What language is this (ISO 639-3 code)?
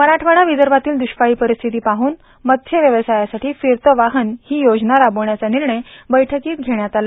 mar